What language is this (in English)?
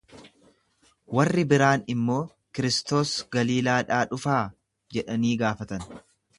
Oromo